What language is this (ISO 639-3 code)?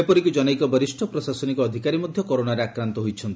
ori